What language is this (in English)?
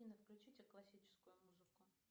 Russian